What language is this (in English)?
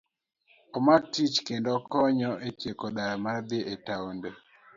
Luo (Kenya and Tanzania)